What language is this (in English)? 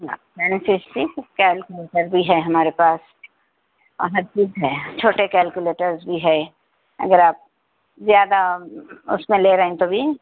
Urdu